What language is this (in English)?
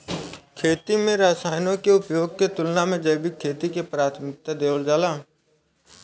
Bhojpuri